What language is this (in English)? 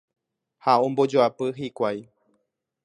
Guarani